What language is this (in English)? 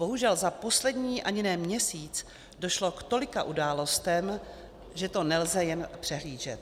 Czech